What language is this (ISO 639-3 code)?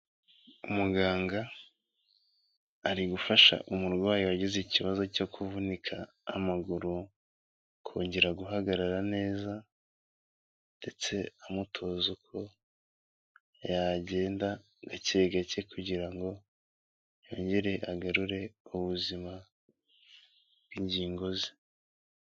kin